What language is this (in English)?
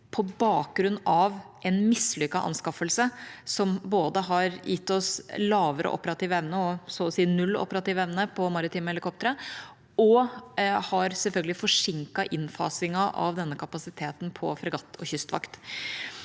Norwegian